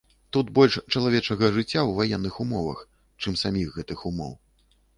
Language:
Belarusian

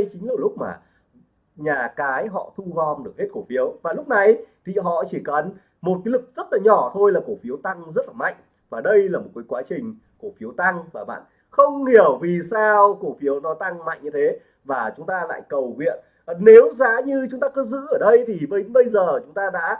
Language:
Vietnamese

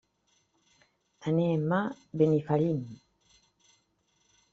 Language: Catalan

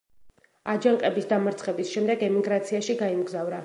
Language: Georgian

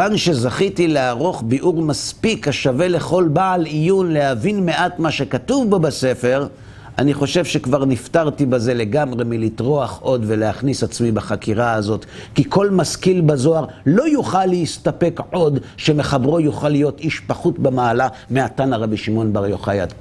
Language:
Hebrew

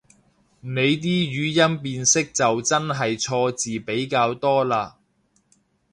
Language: Cantonese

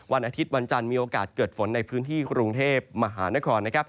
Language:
Thai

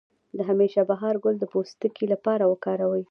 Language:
Pashto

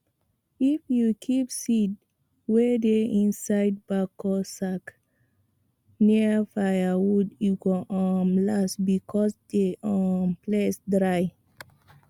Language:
Nigerian Pidgin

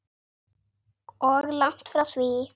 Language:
Icelandic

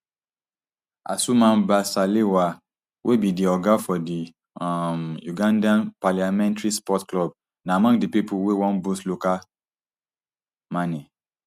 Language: Nigerian Pidgin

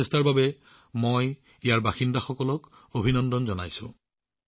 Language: Assamese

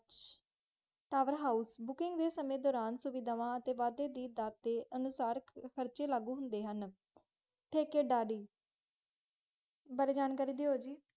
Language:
Punjabi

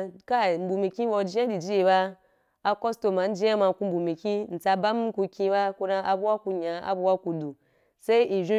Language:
Wapan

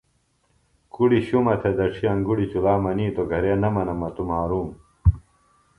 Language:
Phalura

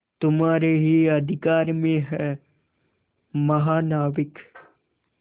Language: Hindi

